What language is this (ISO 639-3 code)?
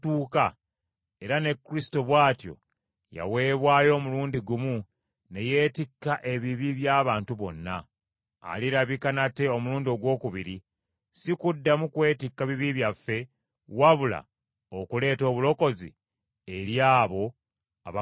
lug